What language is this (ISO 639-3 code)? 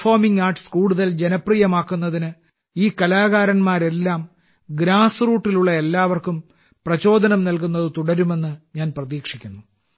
mal